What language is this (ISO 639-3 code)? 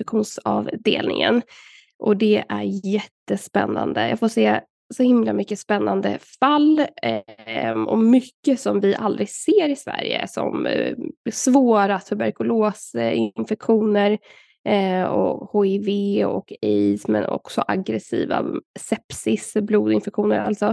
swe